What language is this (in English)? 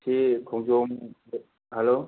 Manipuri